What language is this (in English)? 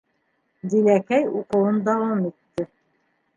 Bashkir